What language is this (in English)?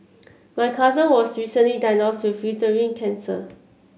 English